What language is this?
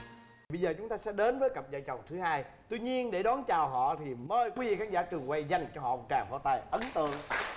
Vietnamese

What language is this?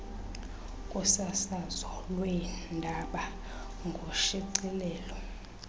Xhosa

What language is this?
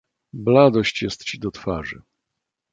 Polish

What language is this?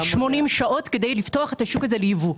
Hebrew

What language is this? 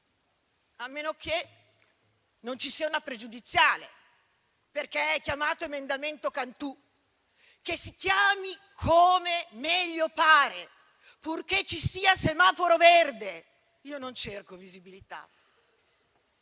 Italian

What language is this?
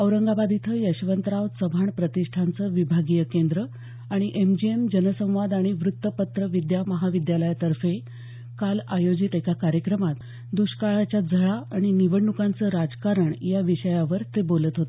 Marathi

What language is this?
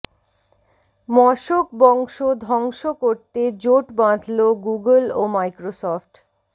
Bangla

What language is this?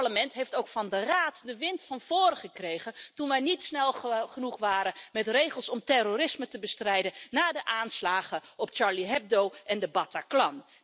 Dutch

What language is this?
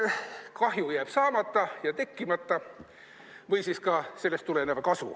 Estonian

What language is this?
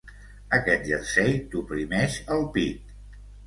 Catalan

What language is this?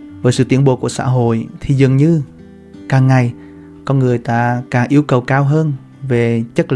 Vietnamese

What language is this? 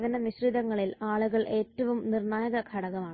Malayalam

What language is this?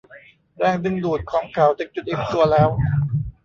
Thai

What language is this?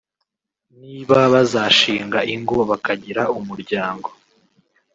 Kinyarwanda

